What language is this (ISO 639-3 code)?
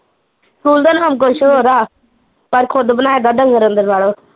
pan